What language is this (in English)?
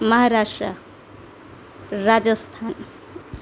Gujarati